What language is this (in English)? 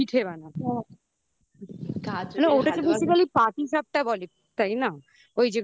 Bangla